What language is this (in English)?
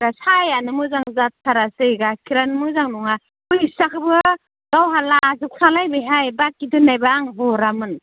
Bodo